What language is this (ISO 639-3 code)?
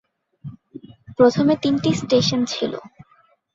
ben